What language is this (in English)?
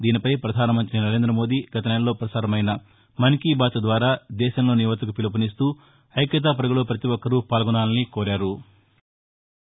Telugu